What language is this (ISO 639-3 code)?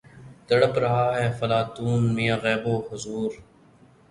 urd